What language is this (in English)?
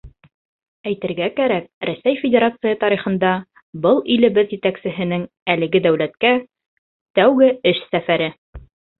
Bashkir